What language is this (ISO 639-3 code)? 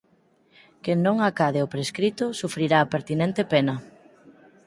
glg